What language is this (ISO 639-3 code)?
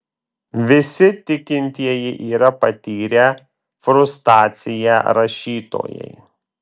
lit